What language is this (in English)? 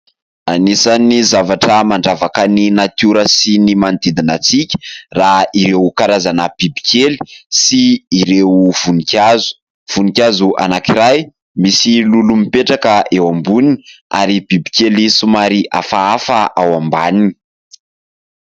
Malagasy